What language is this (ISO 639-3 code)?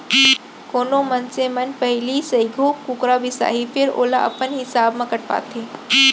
hne